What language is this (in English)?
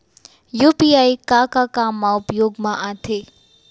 Chhattisgarhi